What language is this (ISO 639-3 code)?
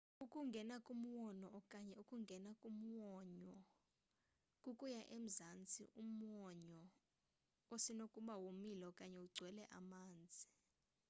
xho